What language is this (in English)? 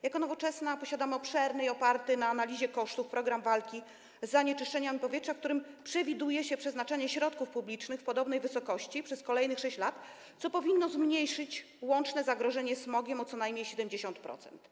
Polish